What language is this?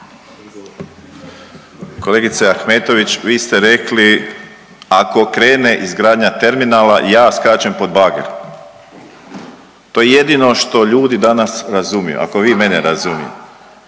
Croatian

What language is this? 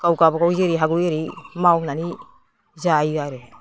Bodo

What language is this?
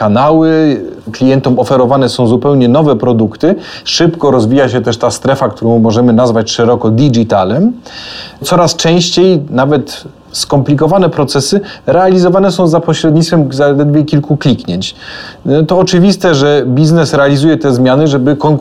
Polish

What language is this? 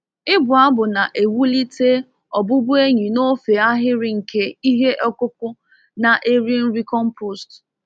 Igbo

